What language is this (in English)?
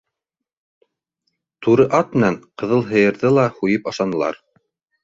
Bashkir